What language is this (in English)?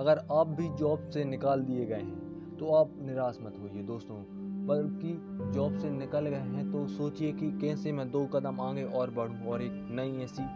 Hindi